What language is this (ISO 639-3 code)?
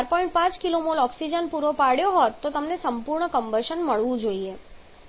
guj